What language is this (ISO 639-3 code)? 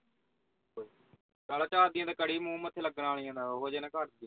pan